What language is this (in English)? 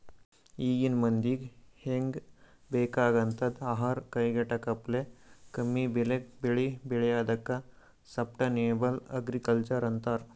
Kannada